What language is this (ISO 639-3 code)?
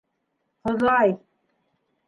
bak